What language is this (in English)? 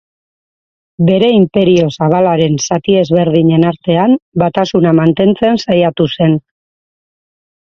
Basque